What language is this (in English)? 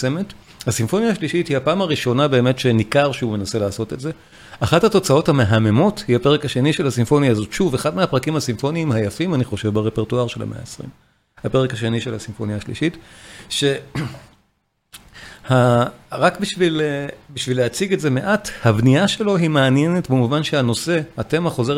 Hebrew